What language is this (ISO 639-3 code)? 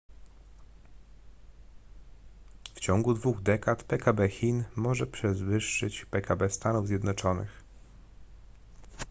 pol